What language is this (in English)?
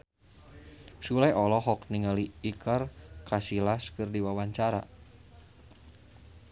Sundanese